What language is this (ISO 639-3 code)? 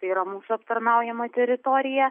lit